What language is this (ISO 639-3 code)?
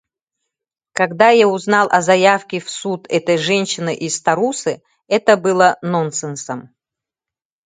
sah